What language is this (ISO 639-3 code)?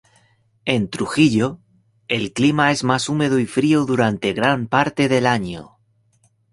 spa